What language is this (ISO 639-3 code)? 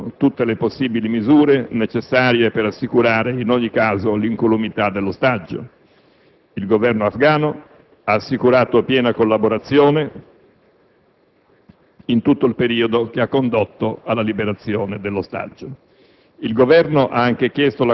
ita